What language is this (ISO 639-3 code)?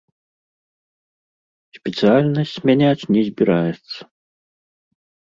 bel